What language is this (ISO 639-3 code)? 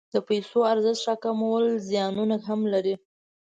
pus